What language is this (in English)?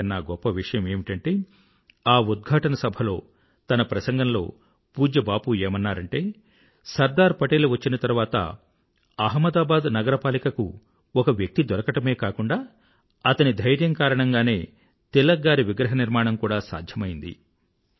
Telugu